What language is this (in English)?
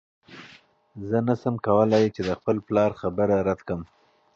Pashto